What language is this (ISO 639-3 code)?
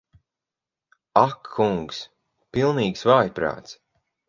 lav